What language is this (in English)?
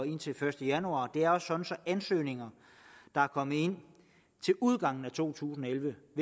Danish